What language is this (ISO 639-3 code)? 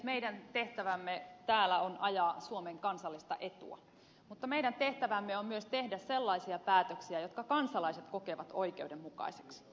fin